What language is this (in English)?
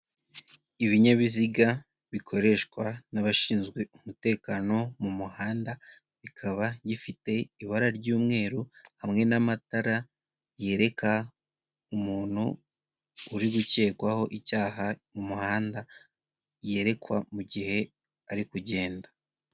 Kinyarwanda